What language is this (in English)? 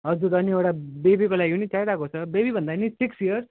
Nepali